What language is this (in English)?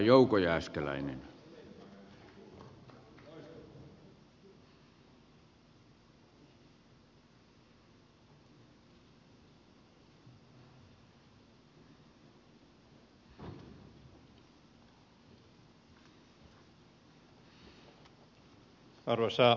Finnish